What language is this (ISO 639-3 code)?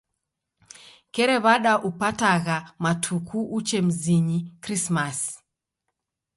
dav